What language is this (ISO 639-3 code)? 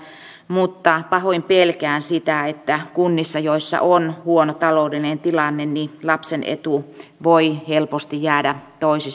fin